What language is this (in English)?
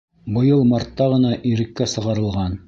Bashkir